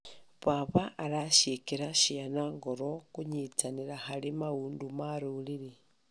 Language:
Kikuyu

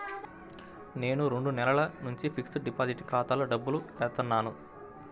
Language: Telugu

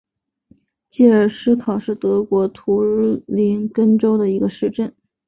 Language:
Chinese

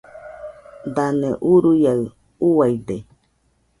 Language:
Nüpode Huitoto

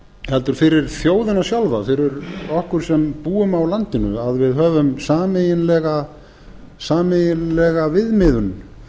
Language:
Icelandic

